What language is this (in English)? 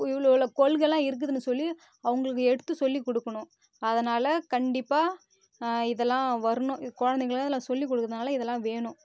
Tamil